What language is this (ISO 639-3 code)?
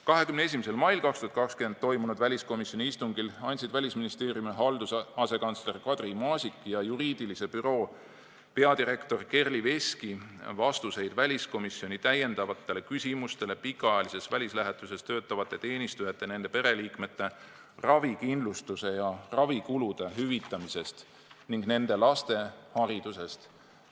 est